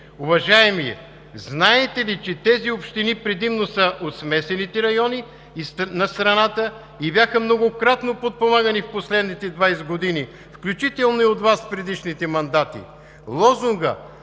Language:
Bulgarian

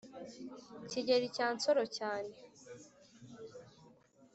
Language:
Kinyarwanda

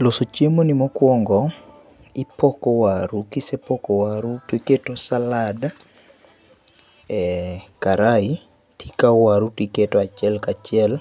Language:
Luo (Kenya and Tanzania)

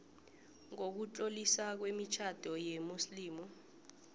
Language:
South Ndebele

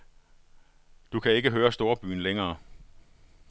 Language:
Danish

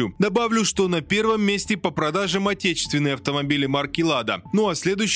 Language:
Russian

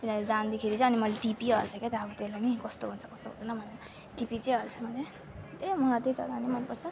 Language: Nepali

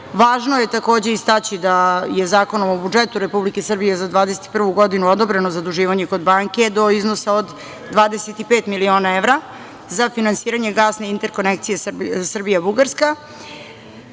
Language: Serbian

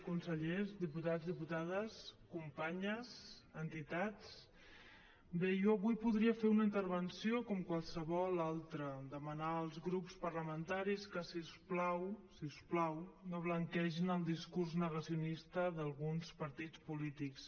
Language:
Catalan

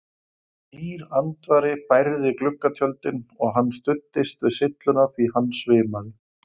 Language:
Icelandic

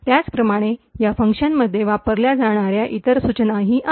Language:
Marathi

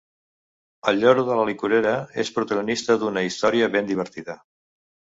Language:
Catalan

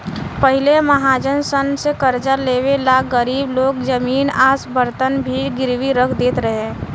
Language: Bhojpuri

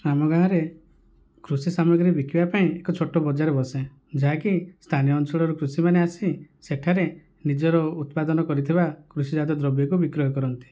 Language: Odia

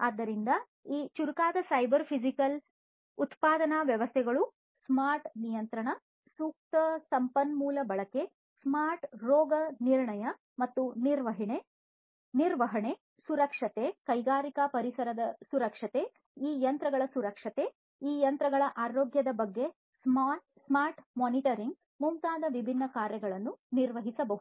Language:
Kannada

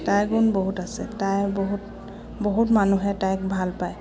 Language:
Assamese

